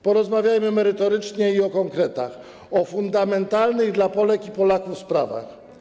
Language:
Polish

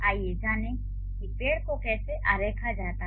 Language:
Hindi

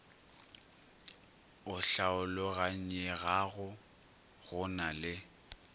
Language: Northern Sotho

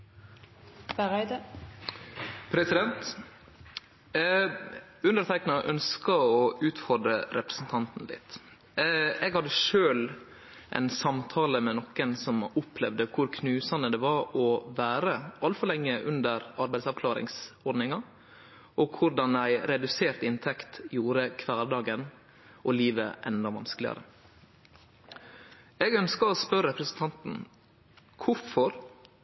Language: Norwegian Nynorsk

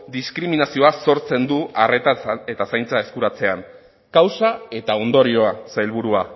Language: Basque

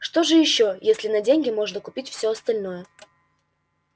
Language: Russian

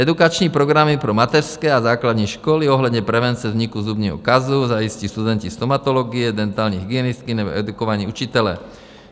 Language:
Czech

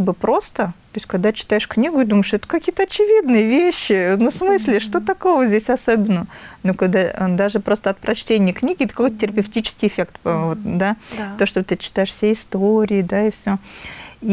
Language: Russian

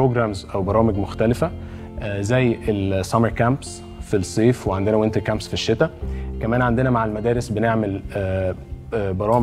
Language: Arabic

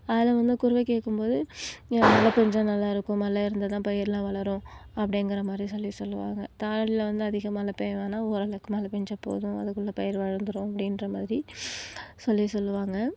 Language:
Tamil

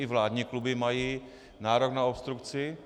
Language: Czech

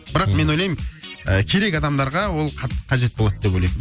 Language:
Kazakh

